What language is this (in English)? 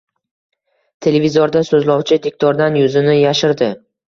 Uzbek